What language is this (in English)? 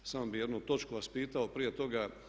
Croatian